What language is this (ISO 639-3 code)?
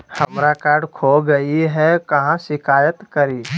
mag